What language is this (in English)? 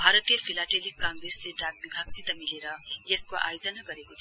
Nepali